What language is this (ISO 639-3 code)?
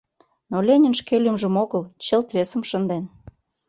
chm